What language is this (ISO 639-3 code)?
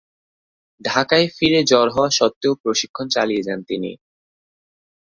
ben